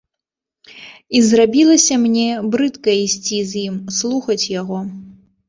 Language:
Belarusian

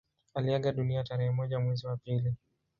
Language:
Swahili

